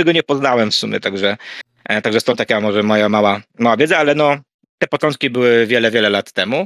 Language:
Polish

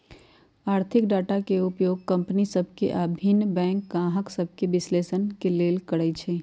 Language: Magahi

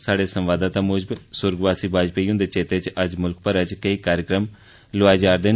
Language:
Dogri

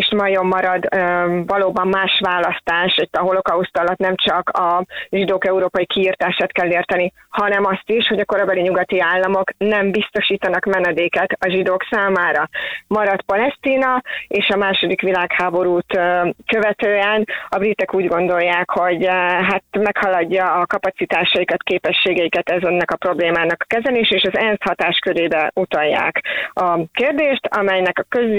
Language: Hungarian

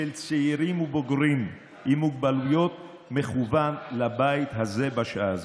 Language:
Hebrew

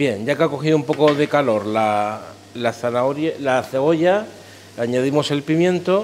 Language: Spanish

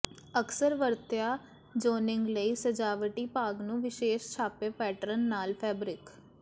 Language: Punjabi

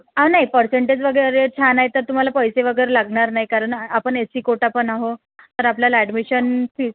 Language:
Marathi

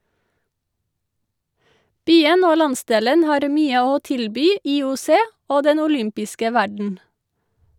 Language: Norwegian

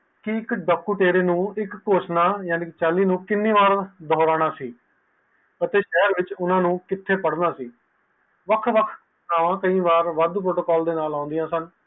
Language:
Punjabi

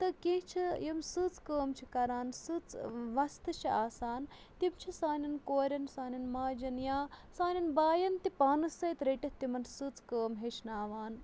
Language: Kashmiri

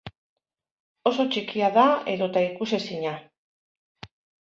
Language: Basque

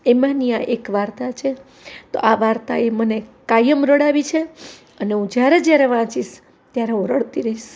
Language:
Gujarati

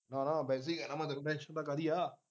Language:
Punjabi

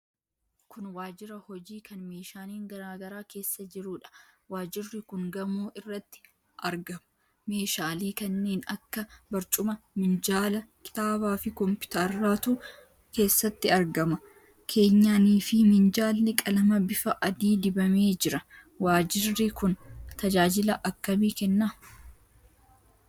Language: Oromo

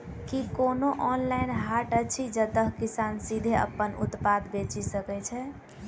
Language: Maithili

